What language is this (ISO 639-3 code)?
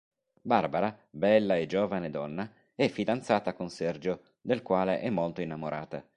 ita